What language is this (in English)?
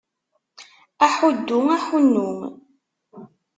Kabyle